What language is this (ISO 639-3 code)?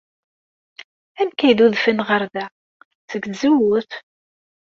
kab